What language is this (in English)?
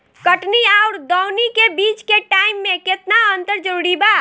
Bhojpuri